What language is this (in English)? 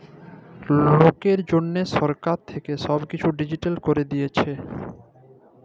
Bangla